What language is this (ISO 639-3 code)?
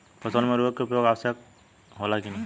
bho